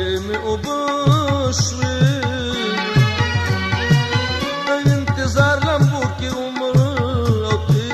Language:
Arabic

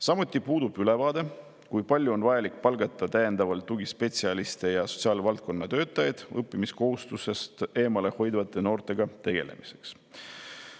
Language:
Estonian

